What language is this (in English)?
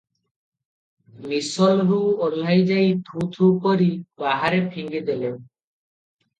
Odia